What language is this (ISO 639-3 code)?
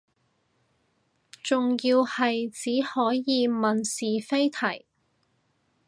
yue